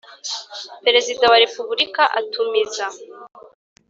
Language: Kinyarwanda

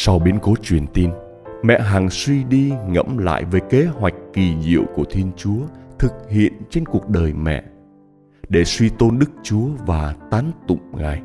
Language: Vietnamese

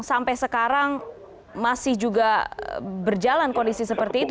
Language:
Indonesian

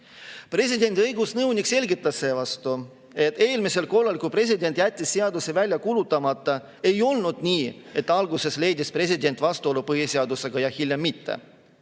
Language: Estonian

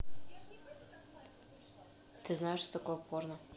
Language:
Russian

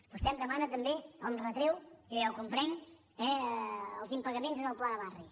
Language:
Catalan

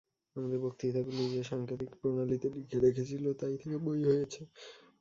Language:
Bangla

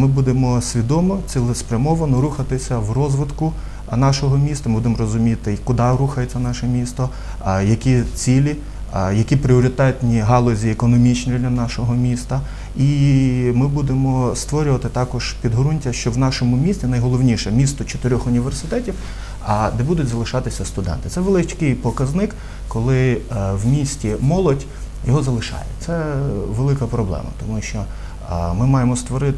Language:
Ukrainian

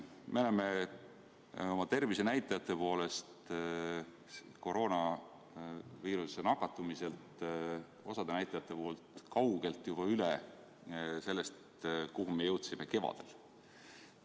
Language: Estonian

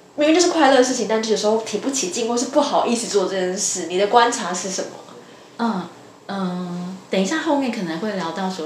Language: Chinese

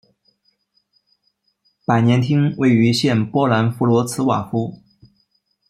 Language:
Chinese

